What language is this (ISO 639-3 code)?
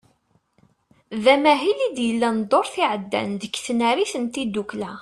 kab